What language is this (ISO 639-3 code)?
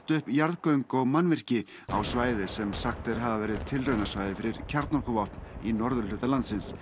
isl